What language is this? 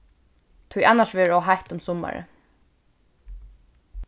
Faroese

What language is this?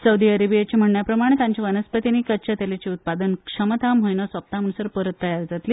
Konkani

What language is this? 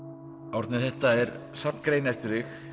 Icelandic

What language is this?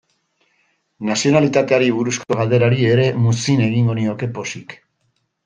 Basque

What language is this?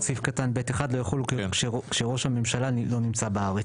Hebrew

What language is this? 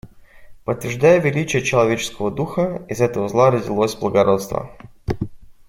Russian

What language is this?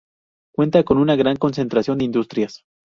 Spanish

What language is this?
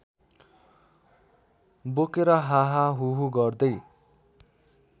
Nepali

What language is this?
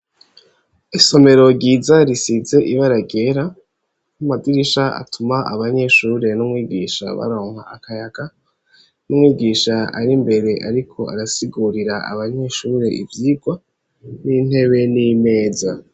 Rundi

